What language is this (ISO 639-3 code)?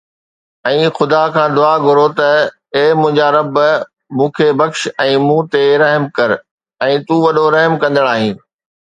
snd